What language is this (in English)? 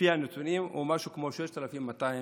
Hebrew